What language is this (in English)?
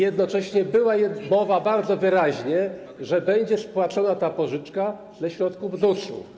Polish